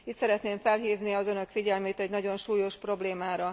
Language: Hungarian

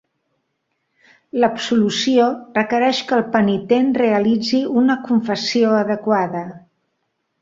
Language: Catalan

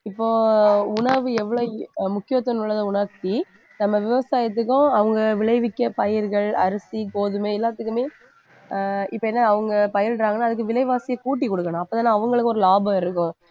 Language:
Tamil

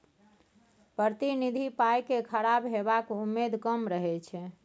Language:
Maithili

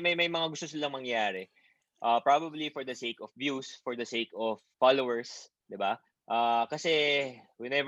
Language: Filipino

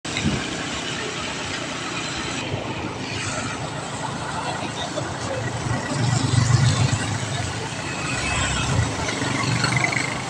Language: Thai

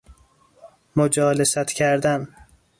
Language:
Persian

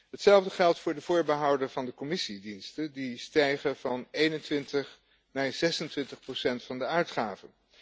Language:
Dutch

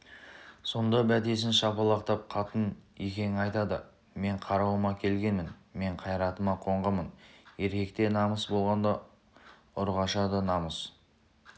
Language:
Kazakh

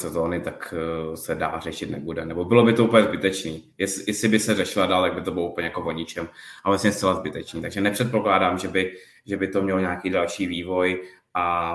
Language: Czech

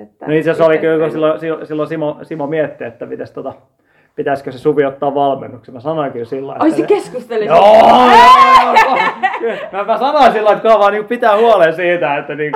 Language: Finnish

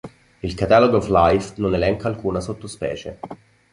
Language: Italian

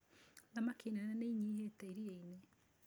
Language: Kikuyu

